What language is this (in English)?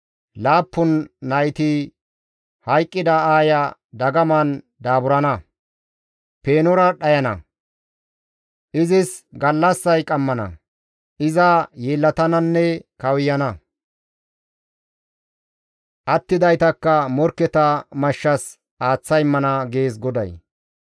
Gamo